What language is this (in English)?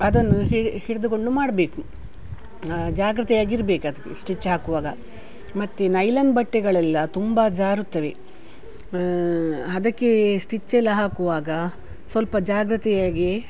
Kannada